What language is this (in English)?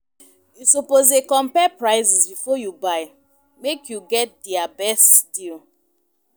Nigerian Pidgin